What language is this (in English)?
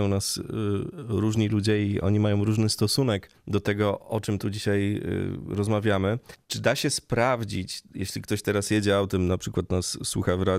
Polish